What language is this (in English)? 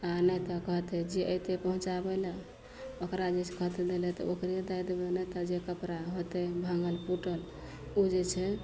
Maithili